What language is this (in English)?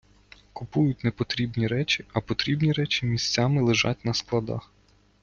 Ukrainian